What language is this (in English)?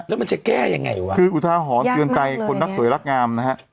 Thai